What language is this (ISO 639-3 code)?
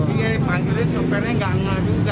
ind